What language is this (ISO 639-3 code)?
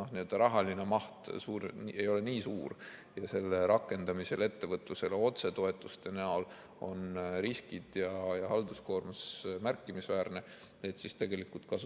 est